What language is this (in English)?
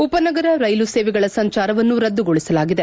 Kannada